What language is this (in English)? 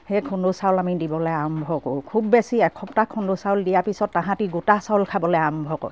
Assamese